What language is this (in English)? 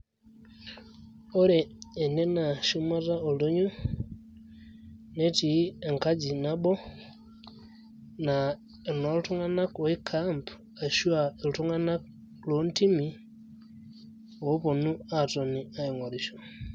Masai